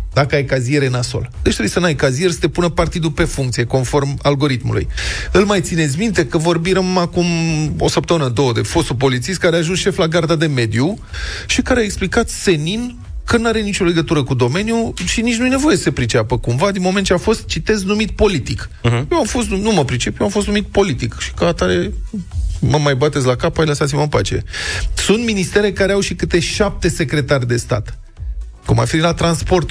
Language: Romanian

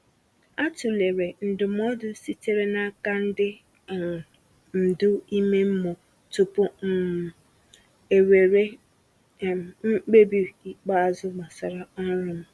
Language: Igbo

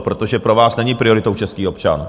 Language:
Czech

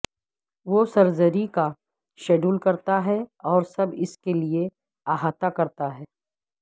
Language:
Urdu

